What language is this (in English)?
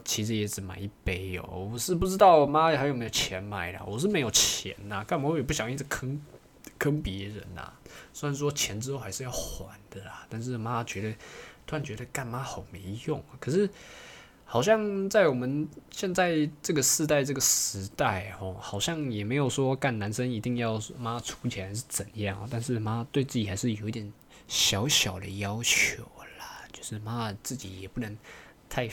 Chinese